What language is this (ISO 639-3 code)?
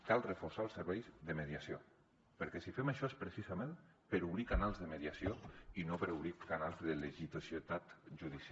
cat